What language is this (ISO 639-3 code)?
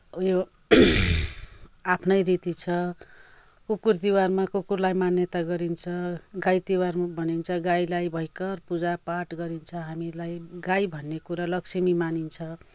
nep